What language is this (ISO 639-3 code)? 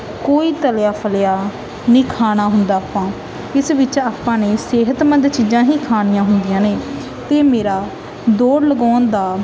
pan